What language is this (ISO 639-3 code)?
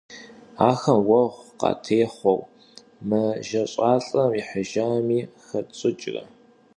kbd